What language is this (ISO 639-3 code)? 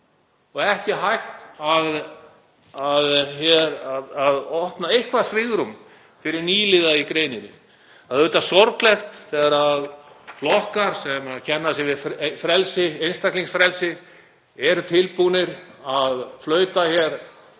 isl